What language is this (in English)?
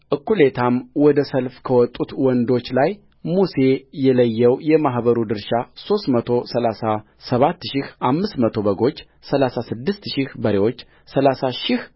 Amharic